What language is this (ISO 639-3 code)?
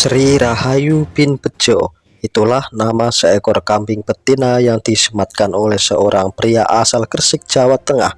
ind